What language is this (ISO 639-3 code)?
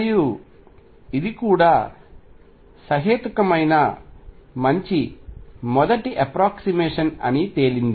tel